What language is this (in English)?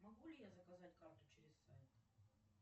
Russian